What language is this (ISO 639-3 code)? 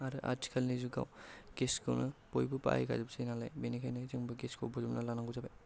brx